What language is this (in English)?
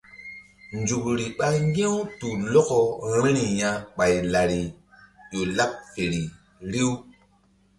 Mbum